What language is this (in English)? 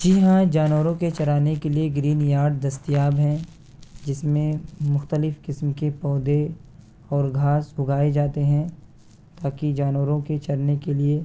Urdu